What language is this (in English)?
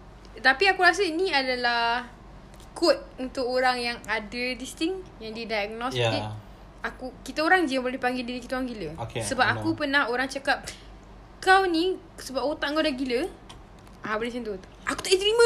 Malay